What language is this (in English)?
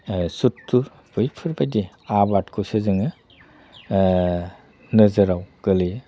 Bodo